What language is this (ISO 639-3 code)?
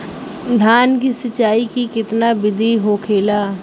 bho